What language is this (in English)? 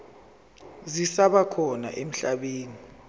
Zulu